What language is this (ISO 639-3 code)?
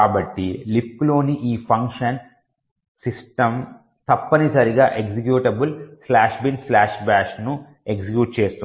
tel